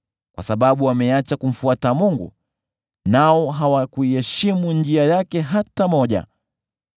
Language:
Swahili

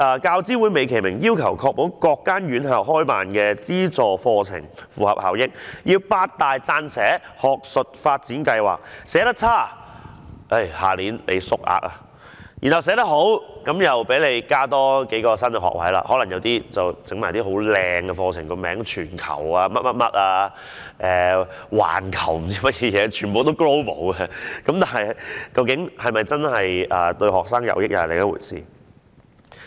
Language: Cantonese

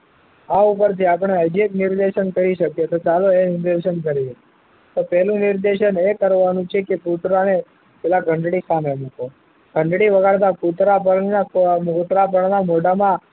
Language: Gujarati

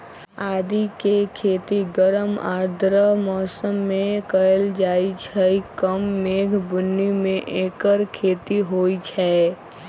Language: Magahi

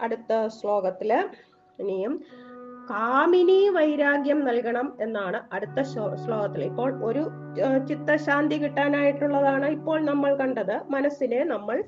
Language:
Malayalam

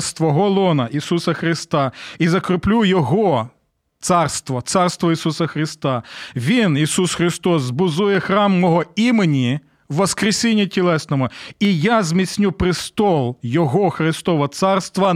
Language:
Ukrainian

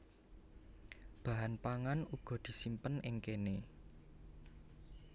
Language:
Javanese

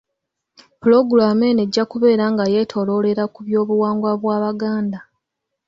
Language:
Ganda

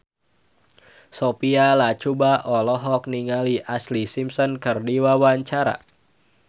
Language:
Sundanese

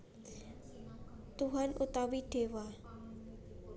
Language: Javanese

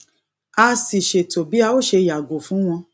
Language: Yoruba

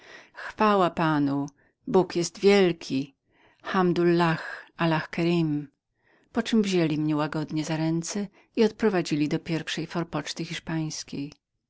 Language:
Polish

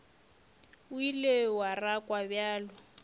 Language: Northern Sotho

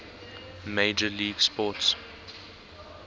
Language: English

